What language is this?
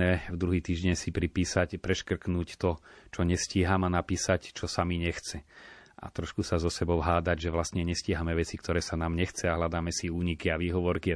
Slovak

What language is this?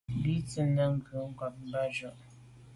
Medumba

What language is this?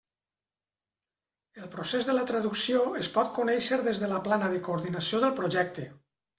Catalan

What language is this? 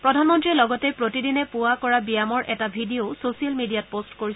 Assamese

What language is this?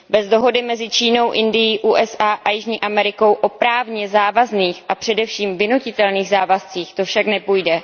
Czech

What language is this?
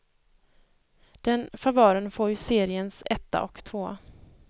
Swedish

